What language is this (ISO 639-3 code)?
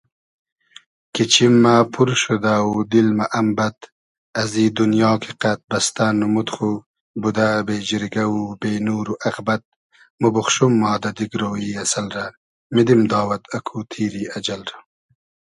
haz